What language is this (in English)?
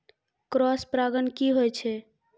Maithili